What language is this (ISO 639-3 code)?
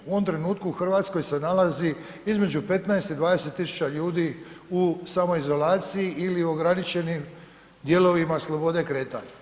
hrv